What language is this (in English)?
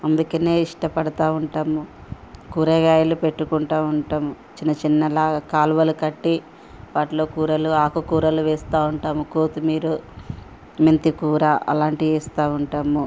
Telugu